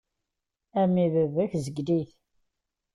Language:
Kabyle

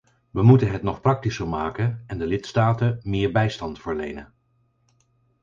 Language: Dutch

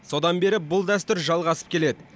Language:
Kazakh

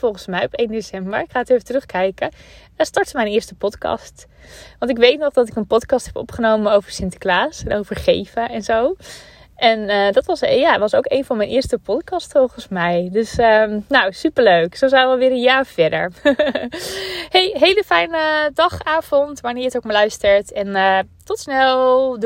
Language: Dutch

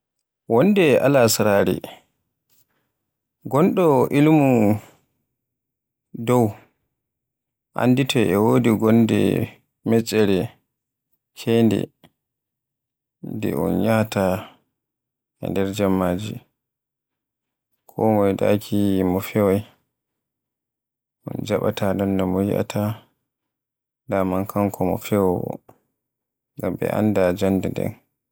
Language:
Borgu Fulfulde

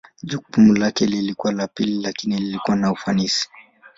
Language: Swahili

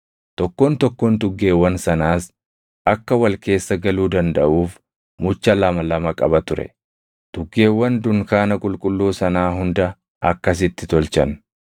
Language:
Oromo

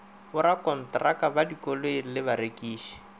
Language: Northern Sotho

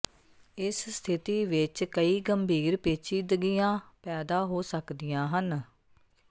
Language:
Punjabi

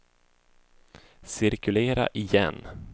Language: Swedish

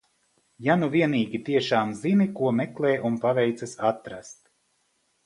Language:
Latvian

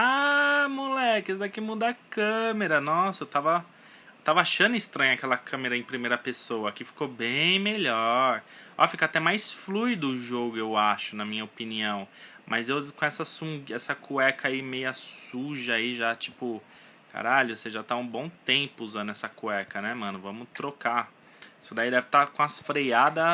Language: Portuguese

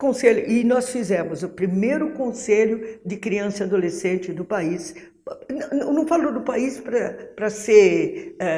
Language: Portuguese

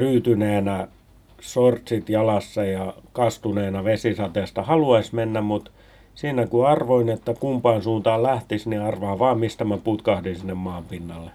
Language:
Finnish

